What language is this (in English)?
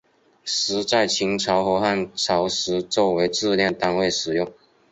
Chinese